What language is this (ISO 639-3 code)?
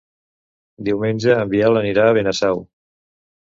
cat